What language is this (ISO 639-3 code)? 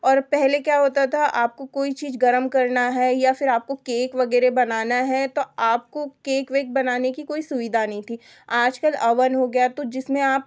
hin